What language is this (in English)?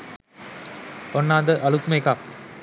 Sinhala